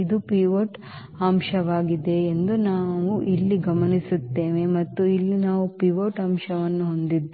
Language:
Kannada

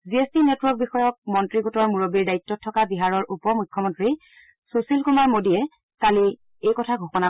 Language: Assamese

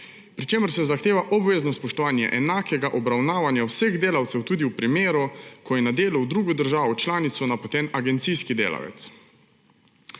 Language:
Slovenian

